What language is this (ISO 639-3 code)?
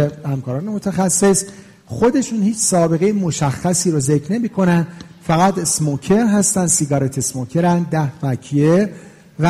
fas